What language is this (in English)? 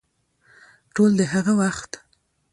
Pashto